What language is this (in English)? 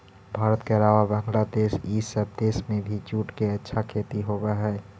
Magahi